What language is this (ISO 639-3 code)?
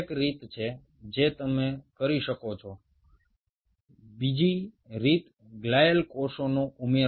ben